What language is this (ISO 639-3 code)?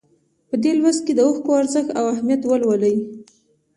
pus